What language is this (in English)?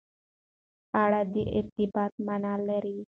Pashto